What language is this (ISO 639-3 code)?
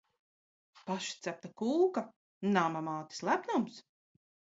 lav